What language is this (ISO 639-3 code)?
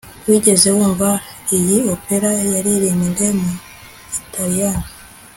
kin